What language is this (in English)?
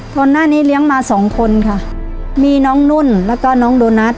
Thai